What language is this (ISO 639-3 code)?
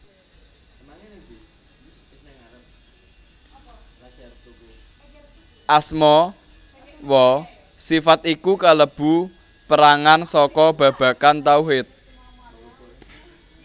jav